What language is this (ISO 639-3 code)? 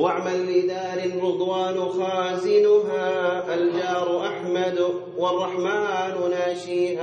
ara